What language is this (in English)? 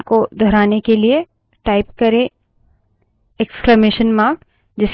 Hindi